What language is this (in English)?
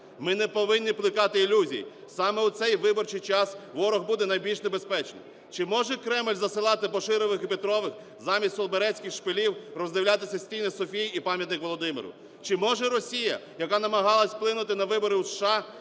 Ukrainian